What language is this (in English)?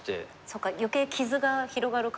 Japanese